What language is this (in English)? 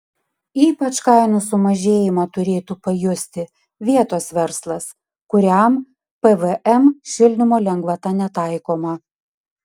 Lithuanian